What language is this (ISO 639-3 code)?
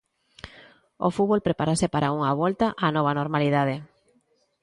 glg